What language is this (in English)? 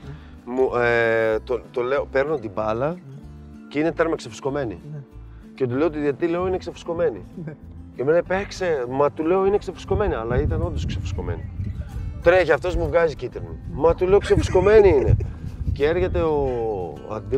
Greek